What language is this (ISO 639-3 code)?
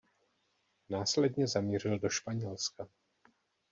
ces